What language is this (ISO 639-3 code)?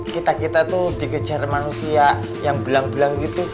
ind